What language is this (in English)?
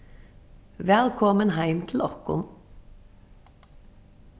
Faroese